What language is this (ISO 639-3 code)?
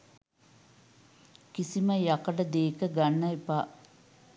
sin